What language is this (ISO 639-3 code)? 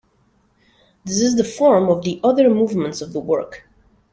eng